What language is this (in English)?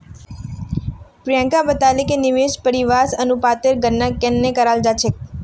Magahi